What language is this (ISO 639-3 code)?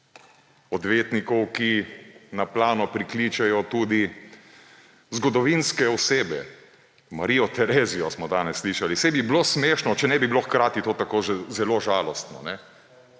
slv